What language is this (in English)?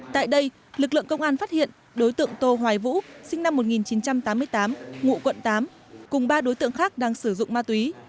Vietnamese